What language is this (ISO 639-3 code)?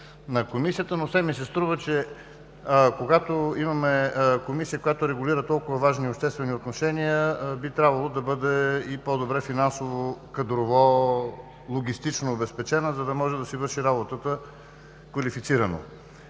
bul